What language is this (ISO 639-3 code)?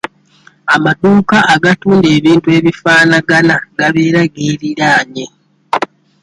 lug